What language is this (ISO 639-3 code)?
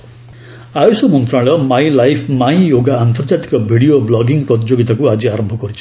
ori